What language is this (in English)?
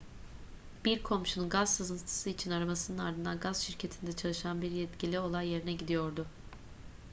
Turkish